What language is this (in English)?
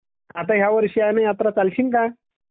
Marathi